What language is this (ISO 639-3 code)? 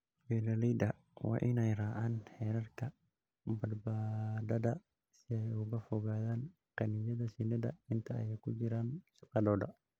som